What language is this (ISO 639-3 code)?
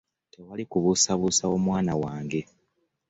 lug